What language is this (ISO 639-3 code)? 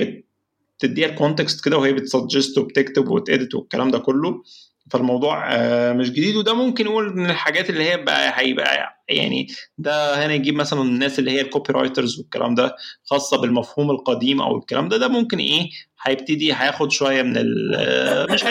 ara